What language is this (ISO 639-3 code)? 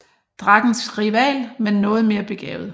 dan